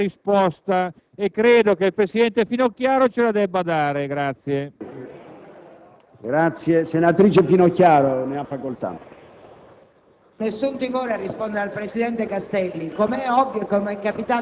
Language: Italian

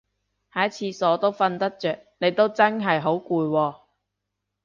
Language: Cantonese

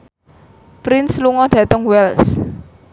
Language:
Javanese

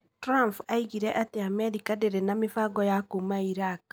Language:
Kikuyu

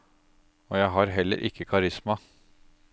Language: Norwegian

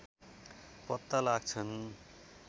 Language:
Nepali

